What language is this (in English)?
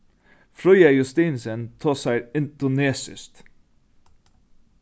Faroese